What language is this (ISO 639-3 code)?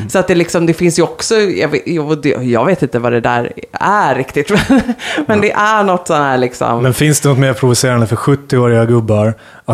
swe